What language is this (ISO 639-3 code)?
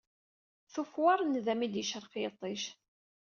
kab